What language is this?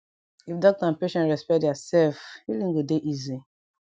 Nigerian Pidgin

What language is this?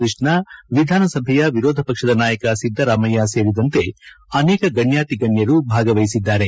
Kannada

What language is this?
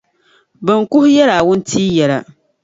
Dagbani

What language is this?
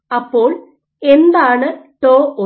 Malayalam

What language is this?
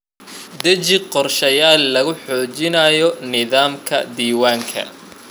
Somali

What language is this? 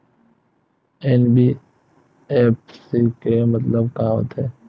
Chhattisgarhi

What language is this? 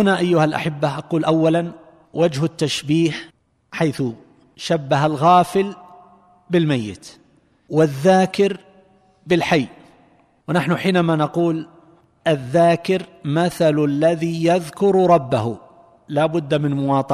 Arabic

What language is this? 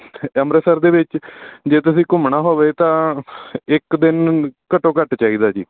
Punjabi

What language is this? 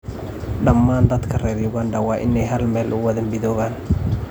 Somali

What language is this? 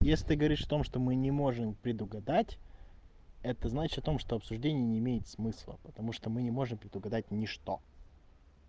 Russian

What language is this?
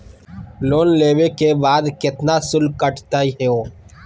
Magahi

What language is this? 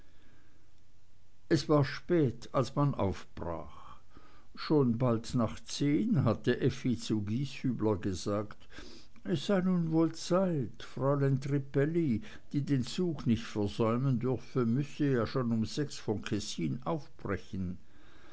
German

